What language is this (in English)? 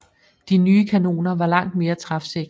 Danish